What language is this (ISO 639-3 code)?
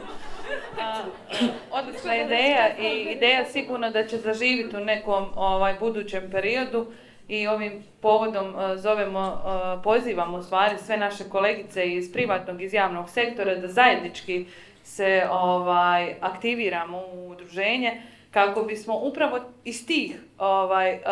hrv